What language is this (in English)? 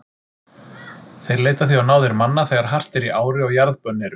Icelandic